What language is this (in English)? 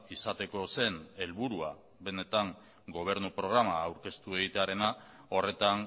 Basque